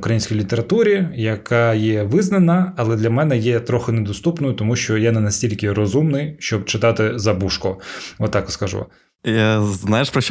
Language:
Ukrainian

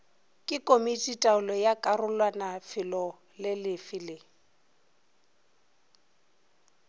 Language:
Northern Sotho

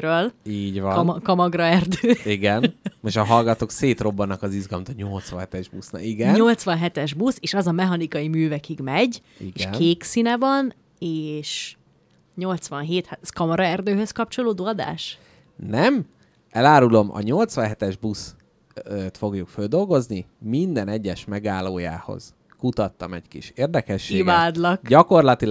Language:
Hungarian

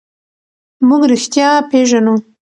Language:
Pashto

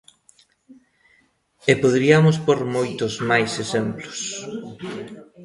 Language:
Galician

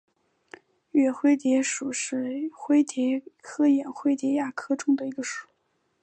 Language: Chinese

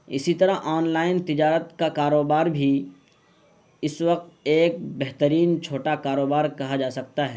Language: Urdu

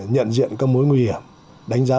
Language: Vietnamese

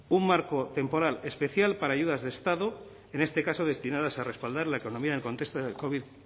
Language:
Spanish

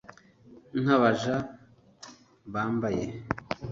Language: Kinyarwanda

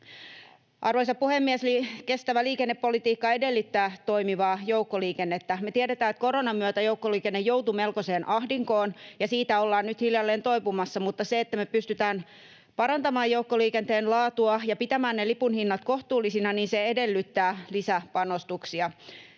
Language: Finnish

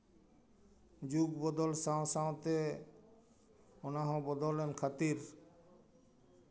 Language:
Santali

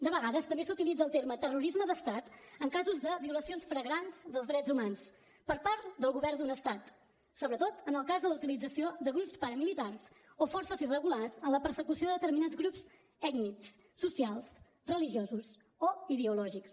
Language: Catalan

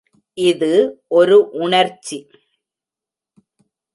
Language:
Tamil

